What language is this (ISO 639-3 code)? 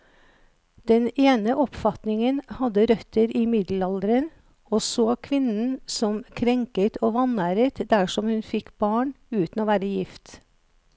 nor